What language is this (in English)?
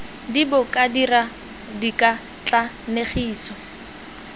Tswana